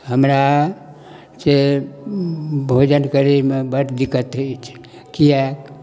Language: Maithili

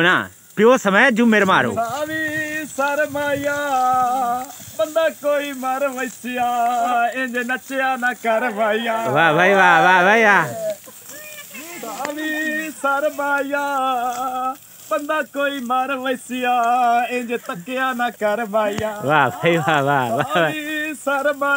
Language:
Hindi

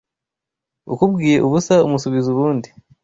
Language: Kinyarwanda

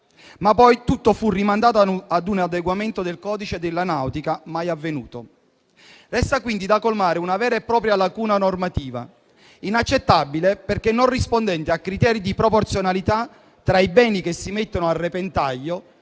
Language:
Italian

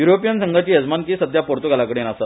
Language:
Konkani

